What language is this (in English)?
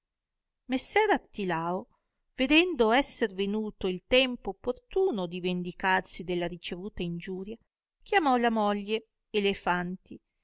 Italian